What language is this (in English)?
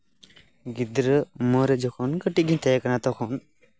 Santali